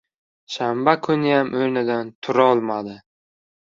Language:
Uzbek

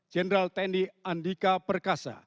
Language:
Indonesian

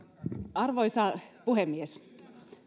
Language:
Finnish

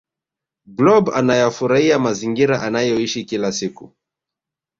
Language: Swahili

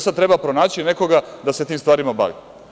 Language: Serbian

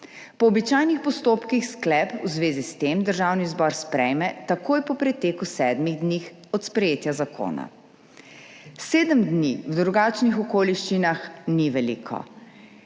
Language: Slovenian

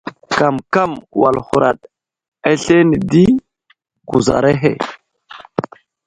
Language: Wuzlam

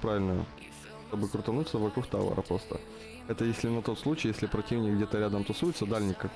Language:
Russian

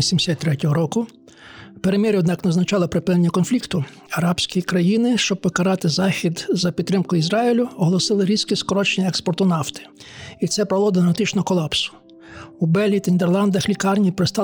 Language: Ukrainian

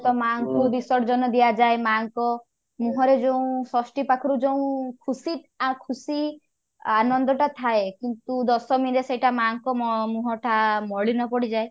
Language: Odia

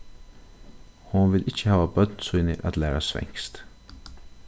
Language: Faroese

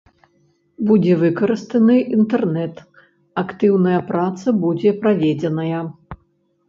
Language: Belarusian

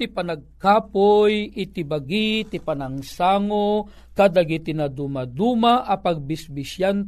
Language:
Filipino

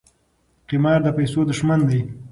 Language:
Pashto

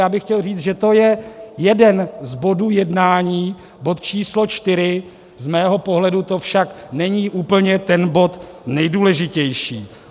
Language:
Czech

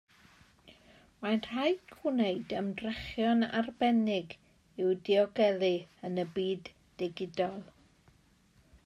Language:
Welsh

